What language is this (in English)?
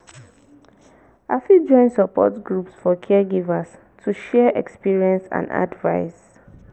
Nigerian Pidgin